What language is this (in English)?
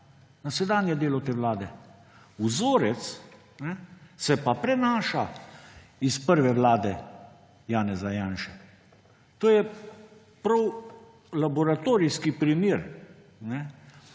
Slovenian